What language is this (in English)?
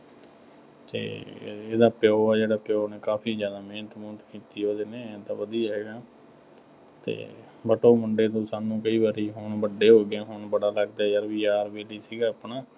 Punjabi